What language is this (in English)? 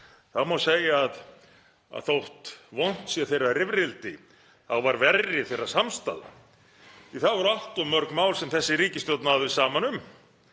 Icelandic